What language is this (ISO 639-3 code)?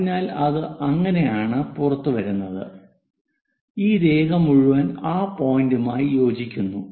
mal